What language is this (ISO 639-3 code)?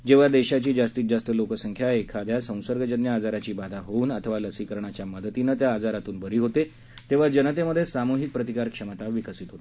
mar